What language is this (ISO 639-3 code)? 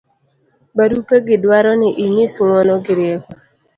luo